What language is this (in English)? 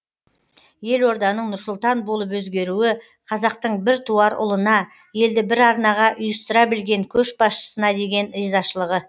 Kazakh